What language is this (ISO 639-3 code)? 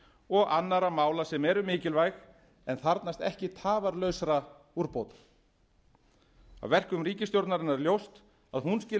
isl